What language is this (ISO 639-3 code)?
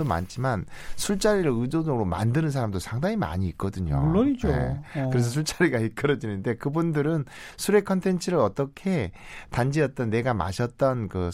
kor